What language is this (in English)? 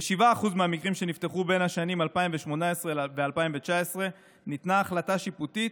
Hebrew